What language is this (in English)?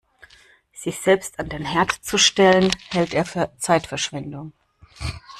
German